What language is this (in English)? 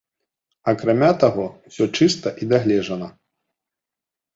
Belarusian